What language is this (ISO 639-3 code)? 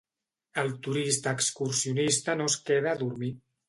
cat